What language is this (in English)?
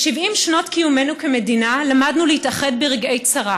Hebrew